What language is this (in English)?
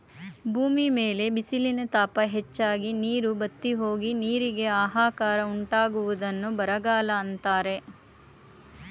Kannada